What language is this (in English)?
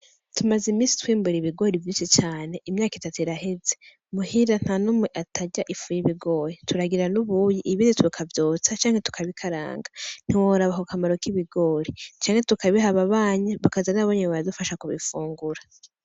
Rundi